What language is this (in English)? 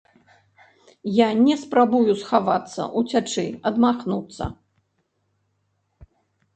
Belarusian